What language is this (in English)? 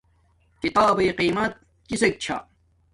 Domaaki